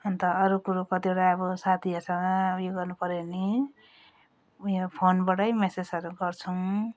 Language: Nepali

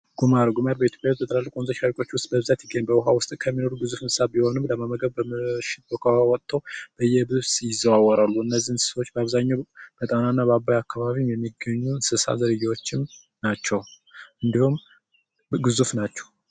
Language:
Amharic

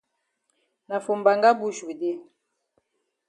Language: Cameroon Pidgin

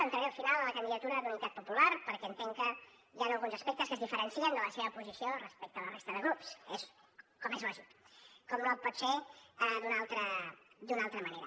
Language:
Catalan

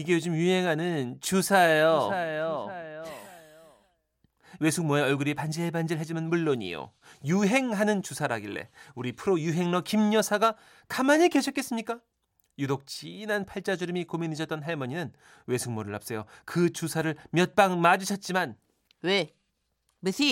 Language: Korean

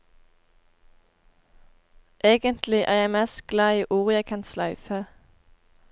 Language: Norwegian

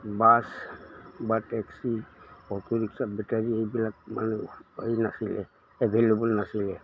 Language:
Assamese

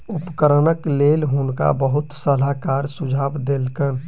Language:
Maithili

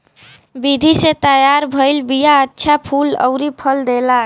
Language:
Bhojpuri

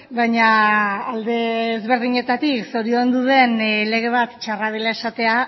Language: Basque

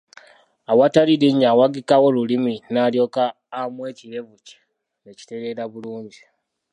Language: Ganda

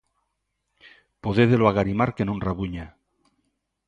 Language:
Galician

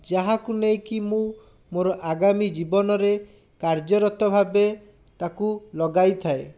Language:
Odia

